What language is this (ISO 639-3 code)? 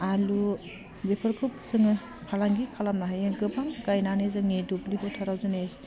brx